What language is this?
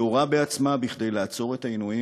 Hebrew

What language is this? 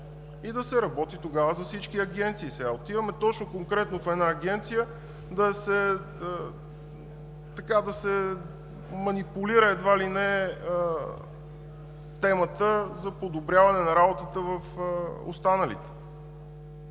Bulgarian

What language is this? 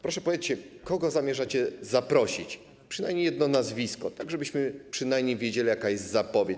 Polish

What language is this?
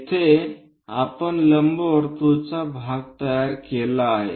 Marathi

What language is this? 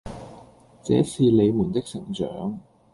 Cantonese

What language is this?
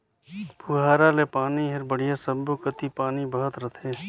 Chhattisgarhi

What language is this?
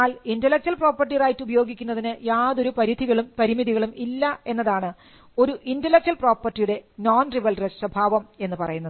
Malayalam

